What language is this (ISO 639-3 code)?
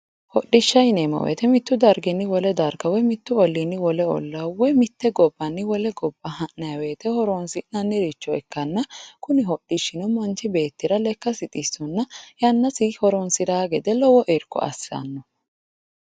sid